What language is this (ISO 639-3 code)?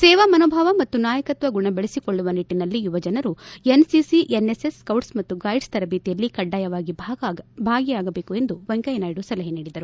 kan